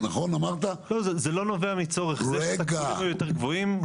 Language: Hebrew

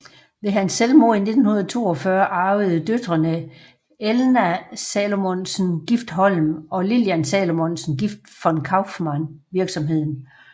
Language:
Danish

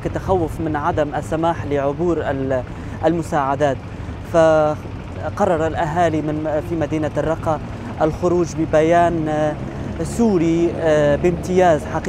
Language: Arabic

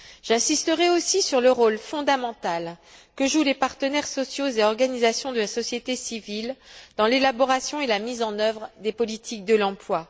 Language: French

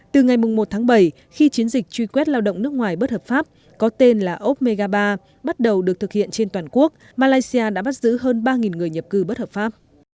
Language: Vietnamese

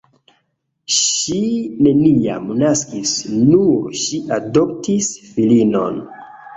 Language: Esperanto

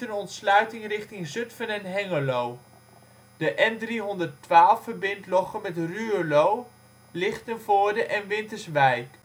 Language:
Dutch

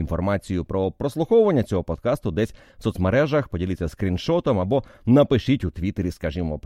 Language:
Ukrainian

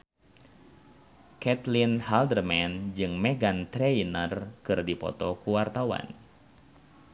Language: Sundanese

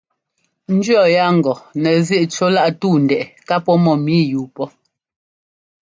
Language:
Ngomba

